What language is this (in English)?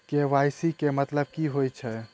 Maithili